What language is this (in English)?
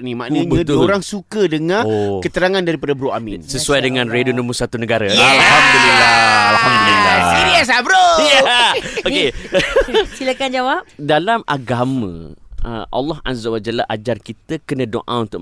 Malay